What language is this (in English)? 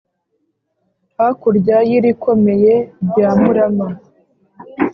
Kinyarwanda